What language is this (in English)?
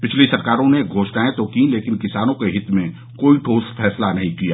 Hindi